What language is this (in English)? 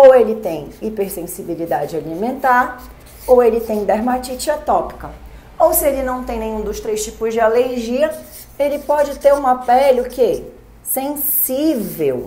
Portuguese